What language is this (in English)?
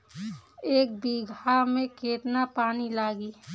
Bhojpuri